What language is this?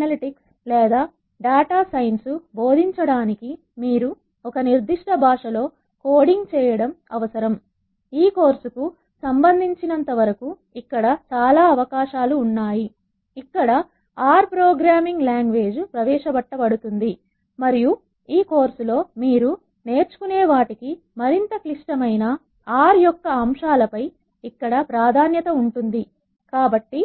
Telugu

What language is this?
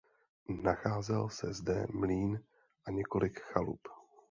Czech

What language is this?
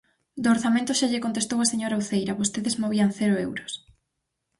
Galician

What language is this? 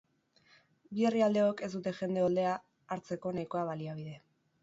Basque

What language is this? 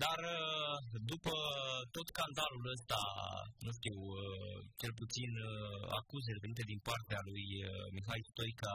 Romanian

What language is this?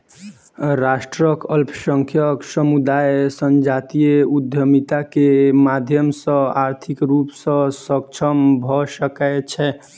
Maithili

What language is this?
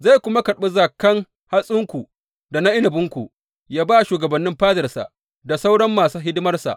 Hausa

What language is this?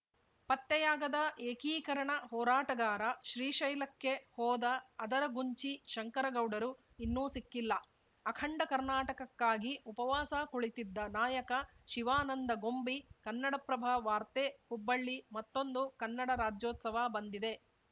Kannada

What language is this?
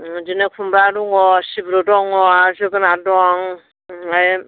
Bodo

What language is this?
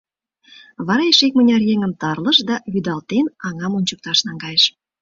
Mari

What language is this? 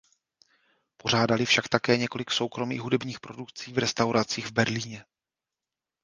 Czech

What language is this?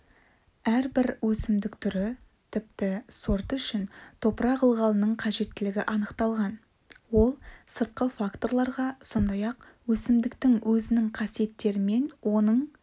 Kazakh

